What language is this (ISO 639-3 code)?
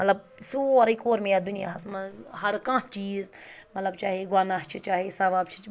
kas